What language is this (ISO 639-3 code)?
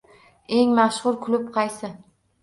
uzb